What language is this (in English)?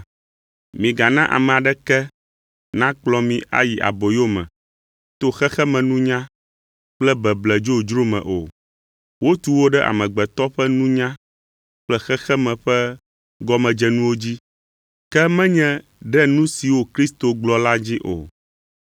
Ewe